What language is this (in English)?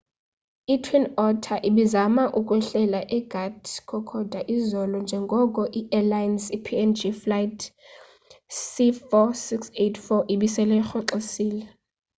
Xhosa